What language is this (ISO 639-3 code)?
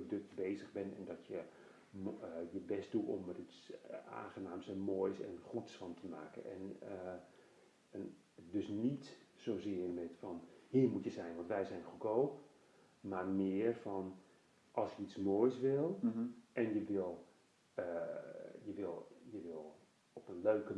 nld